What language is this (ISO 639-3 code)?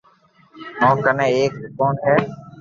lrk